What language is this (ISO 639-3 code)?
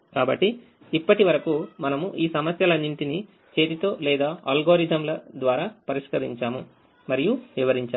tel